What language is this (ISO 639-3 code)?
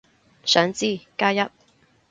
yue